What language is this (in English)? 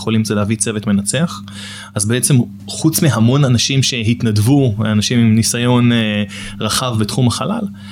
Hebrew